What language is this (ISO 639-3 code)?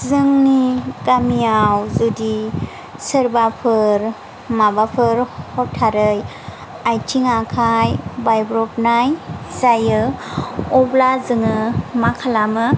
brx